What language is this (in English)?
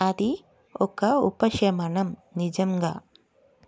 Telugu